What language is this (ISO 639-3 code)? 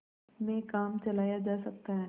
hin